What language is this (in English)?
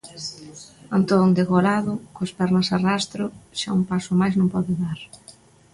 Galician